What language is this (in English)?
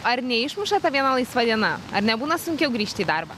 Lithuanian